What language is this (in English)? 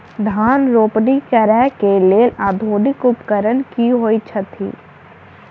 Maithili